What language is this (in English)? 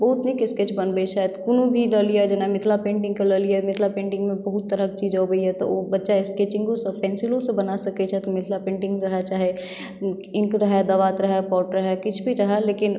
Maithili